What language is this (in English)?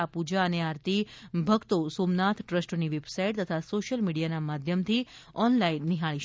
Gujarati